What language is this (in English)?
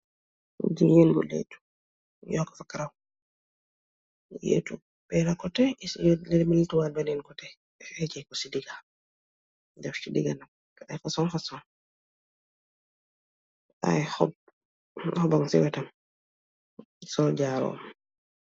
Wolof